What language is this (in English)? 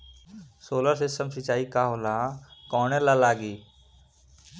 Bhojpuri